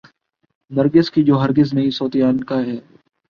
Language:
Urdu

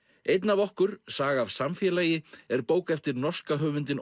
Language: Icelandic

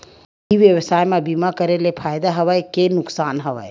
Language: Chhattisgarhi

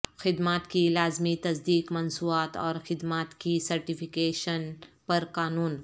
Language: Urdu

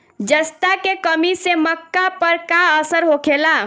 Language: Bhojpuri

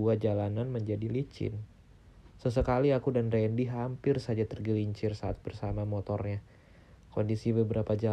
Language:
Indonesian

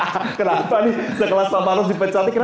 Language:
Indonesian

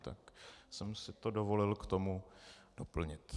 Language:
Czech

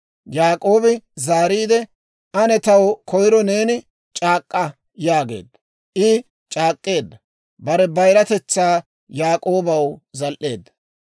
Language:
Dawro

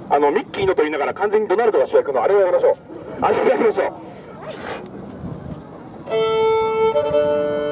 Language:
Japanese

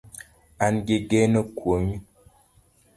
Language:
Luo (Kenya and Tanzania)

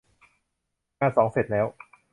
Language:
Thai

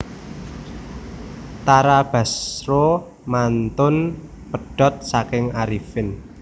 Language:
Javanese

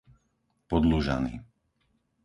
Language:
Slovak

